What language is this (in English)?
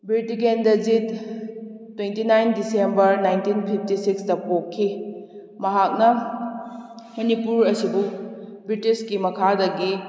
Manipuri